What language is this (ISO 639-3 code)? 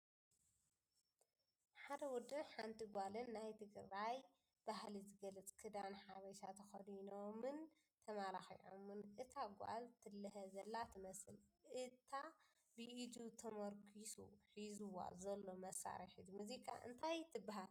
tir